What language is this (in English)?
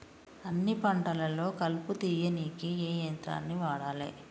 Telugu